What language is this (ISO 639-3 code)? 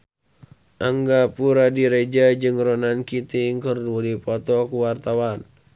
sun